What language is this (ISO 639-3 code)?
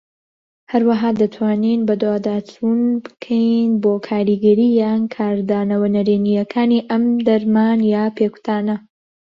ckb